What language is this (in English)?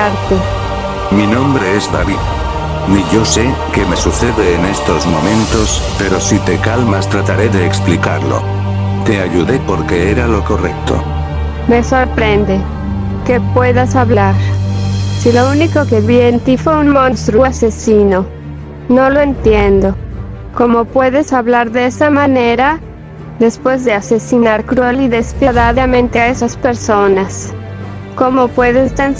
Spanish